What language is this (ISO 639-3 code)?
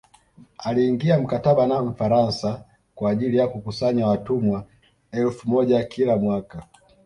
swa